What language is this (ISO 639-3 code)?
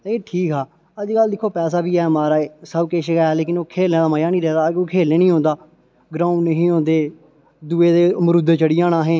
doi